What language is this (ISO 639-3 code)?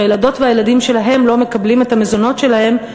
heb